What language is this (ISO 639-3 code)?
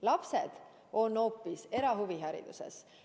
est